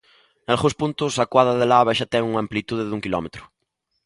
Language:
Galician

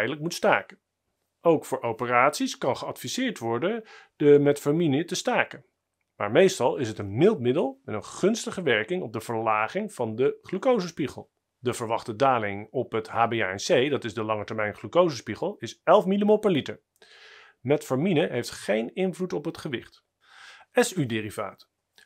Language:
Dutch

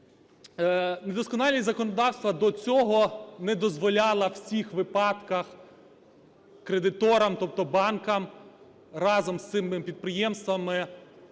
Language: Ukrainian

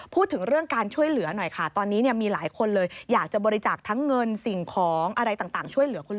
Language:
Thai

